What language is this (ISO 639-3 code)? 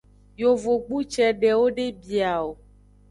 ajg